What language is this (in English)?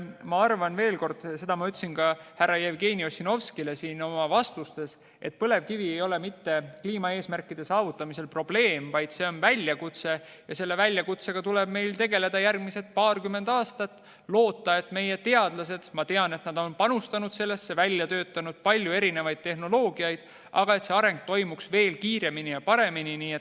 Estonian